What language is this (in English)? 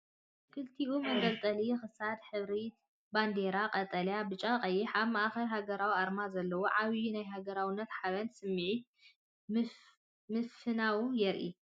Tigrinya